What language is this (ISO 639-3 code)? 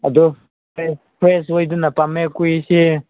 mni